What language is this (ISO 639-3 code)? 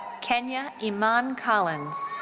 eng